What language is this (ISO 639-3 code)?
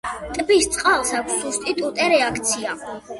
kat